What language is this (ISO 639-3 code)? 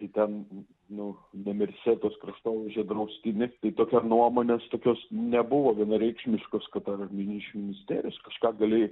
lit